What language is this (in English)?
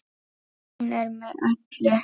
Icelandic